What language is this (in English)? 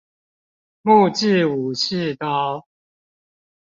Chinese